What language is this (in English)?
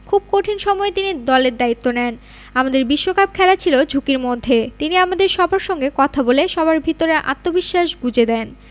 Bangla